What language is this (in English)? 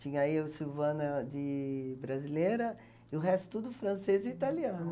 Portuguese